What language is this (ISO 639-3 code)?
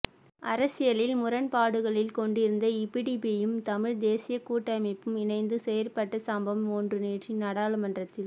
tam